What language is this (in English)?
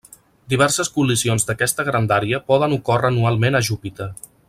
Catalan